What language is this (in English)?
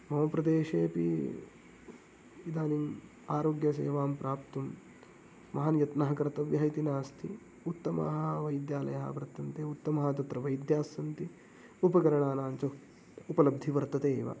Sanskrit